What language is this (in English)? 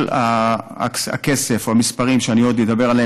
Hebrew